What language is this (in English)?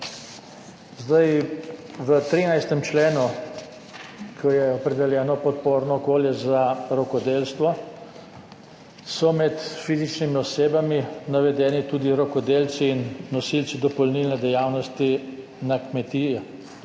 Slovenian